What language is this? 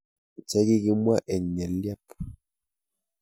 Kalenjin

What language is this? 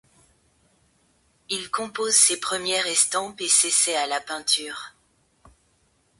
French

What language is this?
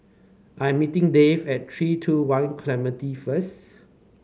English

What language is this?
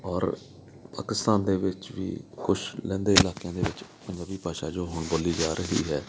Punjabi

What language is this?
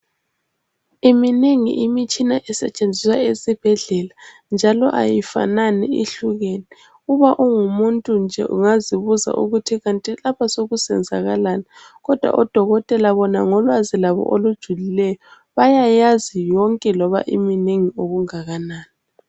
North Ndebele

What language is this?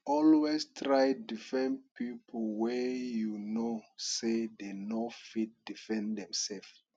Nigerian Pidgin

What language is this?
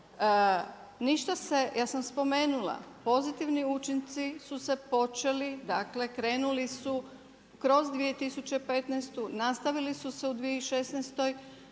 Croatian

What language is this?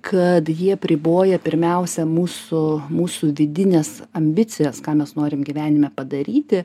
Lithuanian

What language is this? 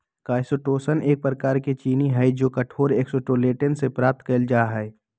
Magahi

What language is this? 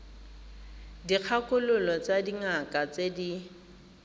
Tswana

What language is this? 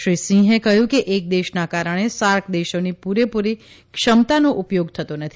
Gujarati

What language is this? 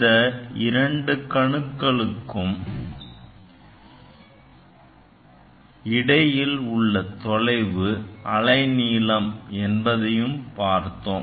Tamil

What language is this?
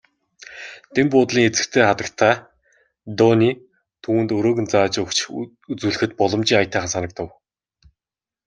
Mongolian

